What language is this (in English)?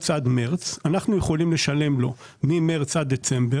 Hebrew